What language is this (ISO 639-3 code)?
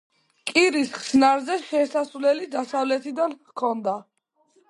kat